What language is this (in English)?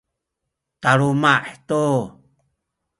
Sakizaya